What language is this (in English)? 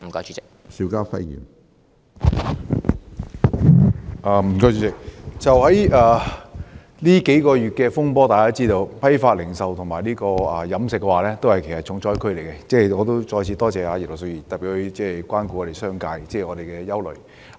Cantonese